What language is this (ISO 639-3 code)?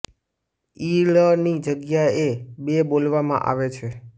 guj